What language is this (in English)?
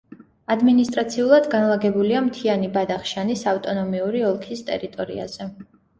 Georgian